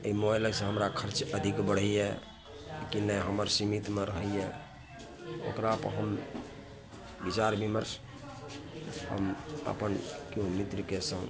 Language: Maithili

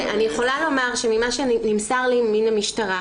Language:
Hebrew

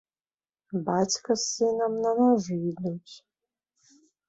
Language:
Belarusian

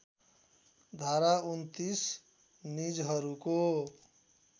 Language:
Nepali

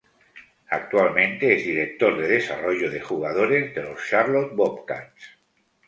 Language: Spanish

